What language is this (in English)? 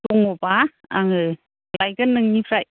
Bodo